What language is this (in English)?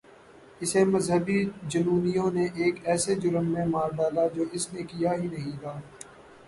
Urdu